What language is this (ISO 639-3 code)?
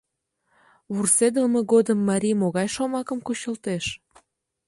chm